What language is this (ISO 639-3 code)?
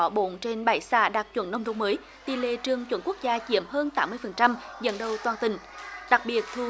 vie